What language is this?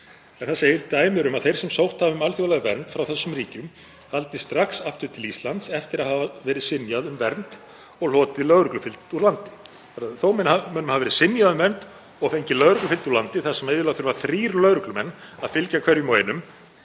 Icelandic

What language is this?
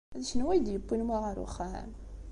Kabyle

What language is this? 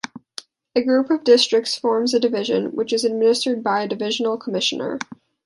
English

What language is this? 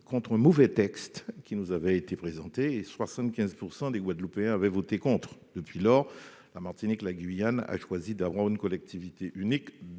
French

